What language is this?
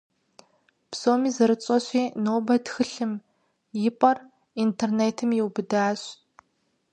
Kabardian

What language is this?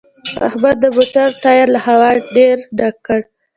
Pashto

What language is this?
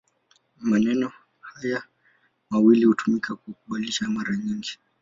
Swahili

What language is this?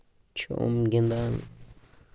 Kashmiri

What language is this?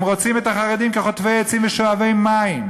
Hebrew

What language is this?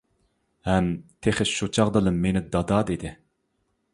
Uyghur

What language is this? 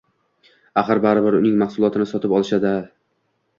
Uzbek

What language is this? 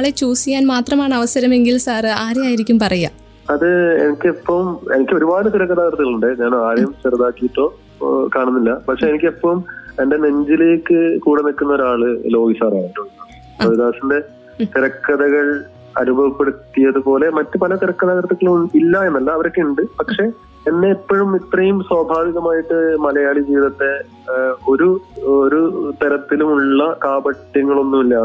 Malayalam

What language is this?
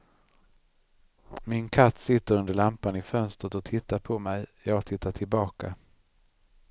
Swedish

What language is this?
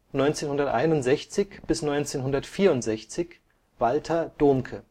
German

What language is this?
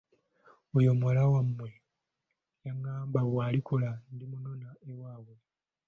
Ganda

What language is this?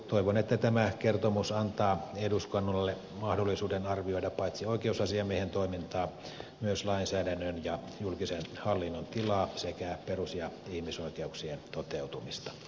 Finnish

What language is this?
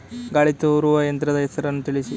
Kannada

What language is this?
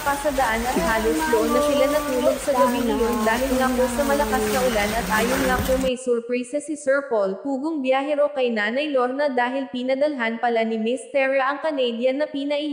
Filipino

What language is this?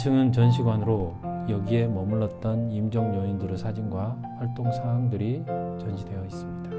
Korean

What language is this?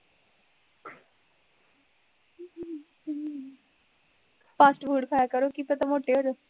Punjabi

